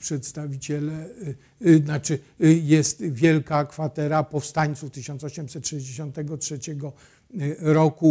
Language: Polish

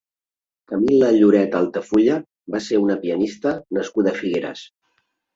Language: Catalan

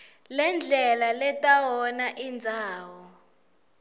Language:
Swati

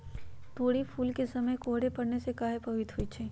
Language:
Magahi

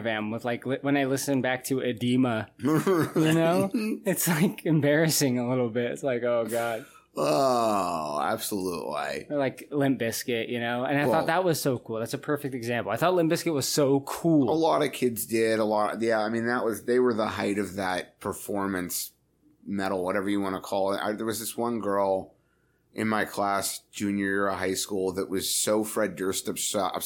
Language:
English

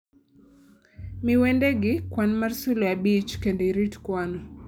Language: Luo (Kenya and Tanzania)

